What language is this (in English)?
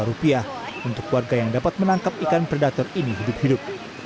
Indonesian